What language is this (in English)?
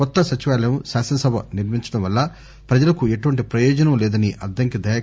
Telugu